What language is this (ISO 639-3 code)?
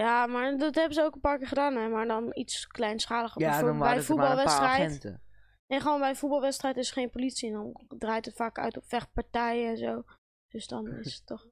nld